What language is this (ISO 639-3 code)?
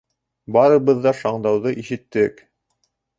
bak